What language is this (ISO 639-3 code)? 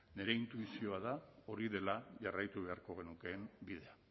eus